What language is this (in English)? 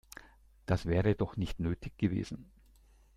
German